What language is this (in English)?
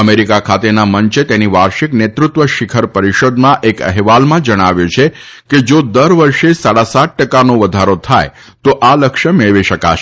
Gujarati